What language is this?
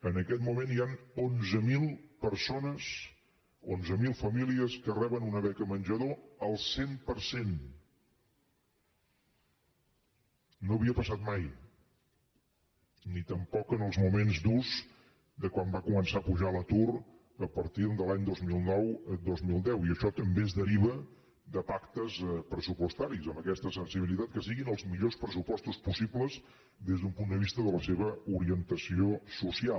Catalan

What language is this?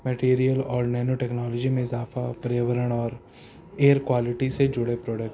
Urdu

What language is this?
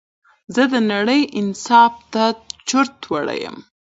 Pashto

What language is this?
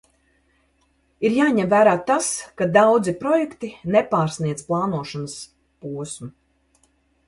Latvian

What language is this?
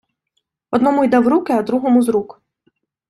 Ukrainian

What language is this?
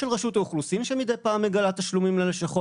Hebrew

